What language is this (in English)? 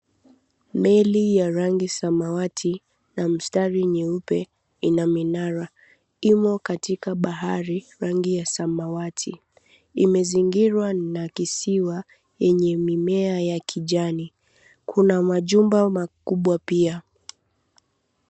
Swahili